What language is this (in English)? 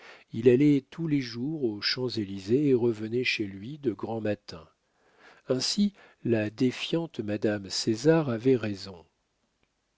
French